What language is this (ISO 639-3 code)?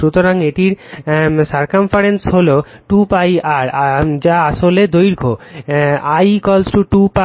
ben